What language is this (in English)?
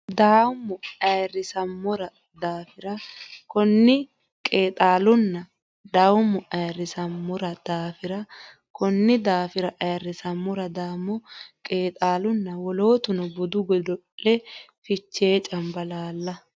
Sidamo